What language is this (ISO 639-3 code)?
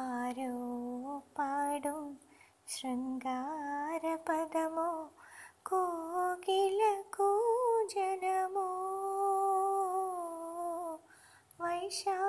mal